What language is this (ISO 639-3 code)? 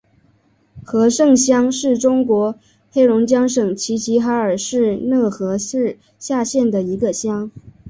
zho